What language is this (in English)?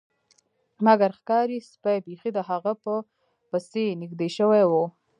Pashto